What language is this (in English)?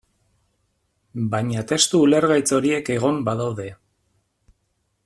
Basque